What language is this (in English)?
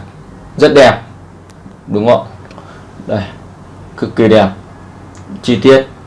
Vietnamese